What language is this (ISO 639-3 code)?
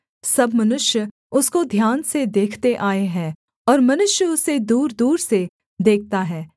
hin